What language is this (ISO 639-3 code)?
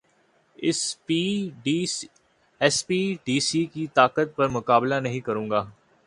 urd